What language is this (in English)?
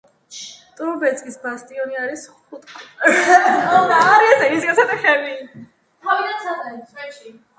Georgian